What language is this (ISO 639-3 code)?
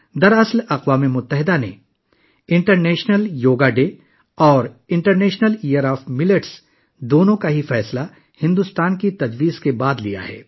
urd